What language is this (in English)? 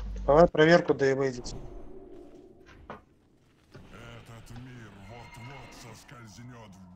Russian